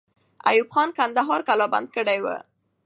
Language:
Pashto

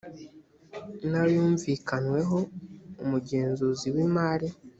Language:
Kinyarwanda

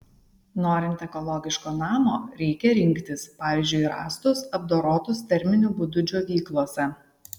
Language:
Lithuanian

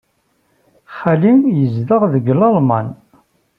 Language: Kabyle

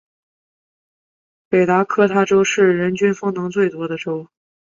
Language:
Chinese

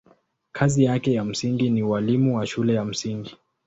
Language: Swahili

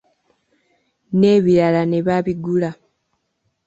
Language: Ganda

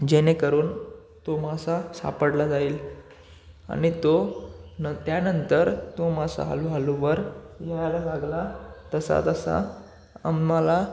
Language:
Marathi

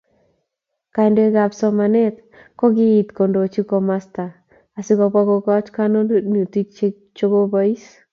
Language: Kalenjin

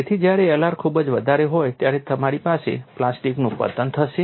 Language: Gujarati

